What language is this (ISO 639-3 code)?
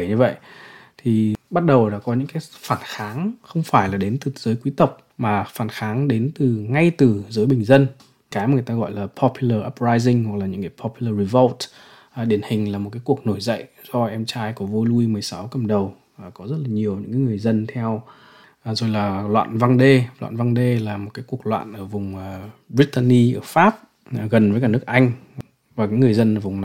vie